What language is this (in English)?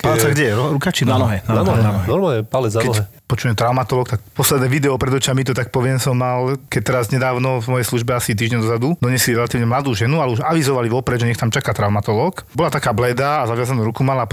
Slovak